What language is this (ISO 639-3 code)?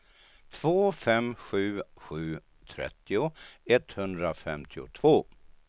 swe